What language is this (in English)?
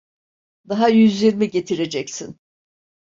Turkish